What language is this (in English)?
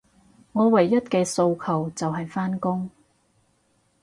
Cantonese